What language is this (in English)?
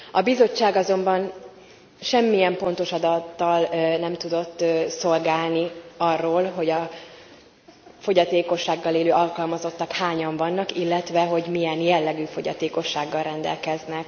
Hungarian